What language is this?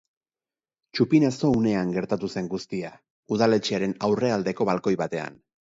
Basque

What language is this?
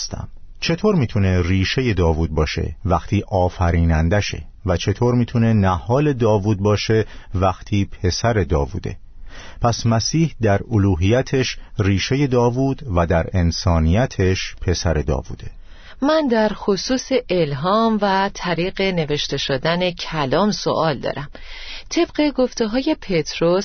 Persian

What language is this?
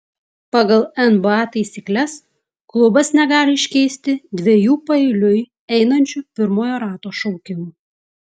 Lithuanian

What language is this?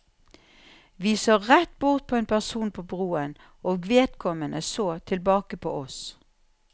Norwegian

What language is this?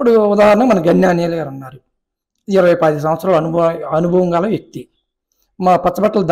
Telugu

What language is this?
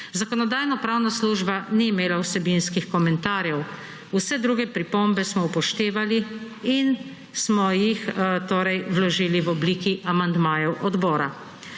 Slovenian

